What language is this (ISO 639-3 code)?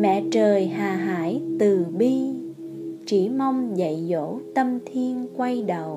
vie